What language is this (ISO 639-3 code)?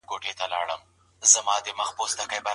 pus